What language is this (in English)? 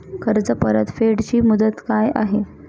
Marathi